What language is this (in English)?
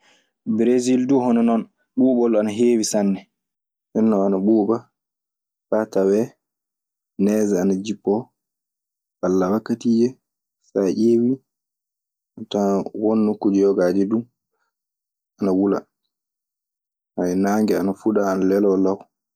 Maasina Fulfulde